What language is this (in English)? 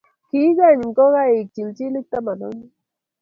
Kalenjin